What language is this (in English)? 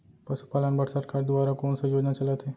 Chhattisgarhi